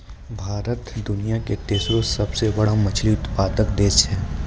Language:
Maithili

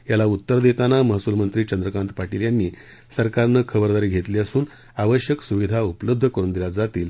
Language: Marathi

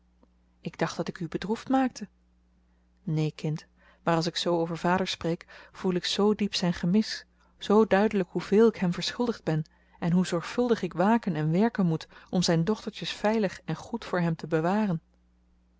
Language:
Dutch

